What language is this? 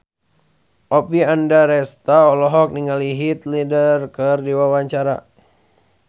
Sundanese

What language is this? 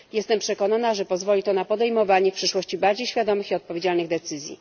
Polish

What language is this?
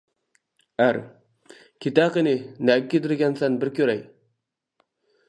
Uyghur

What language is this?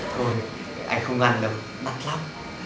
Vietnamese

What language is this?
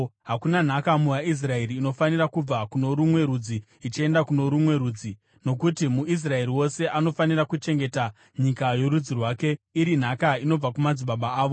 Shona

